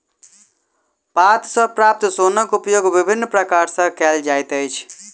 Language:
Maithili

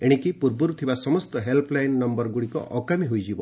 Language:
Odia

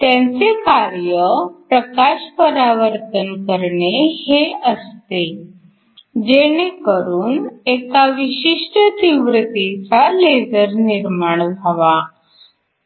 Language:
Marathi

